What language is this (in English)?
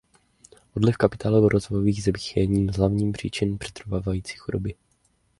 Czech